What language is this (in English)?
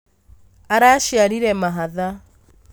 Kikuyu